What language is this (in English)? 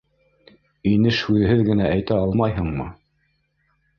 Bashkir